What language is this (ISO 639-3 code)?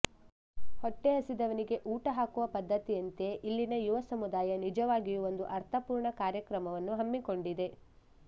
kan